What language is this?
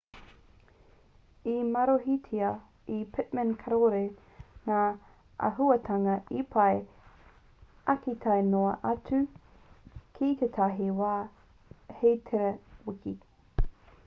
Māori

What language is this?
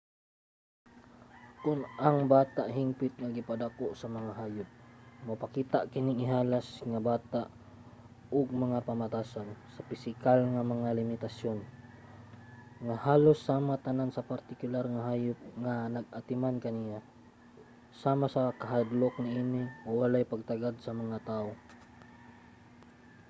Cebuano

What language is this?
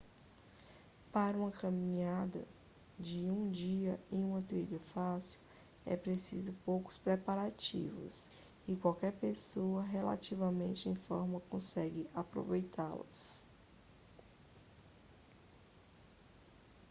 Portuguese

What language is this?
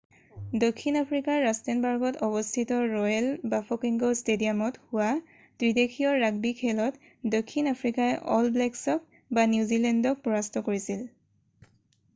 Assamese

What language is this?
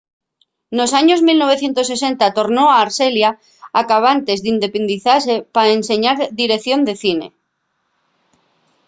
Asturian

